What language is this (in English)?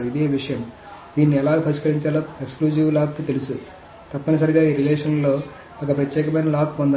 Telugu